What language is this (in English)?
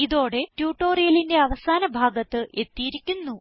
Malayalam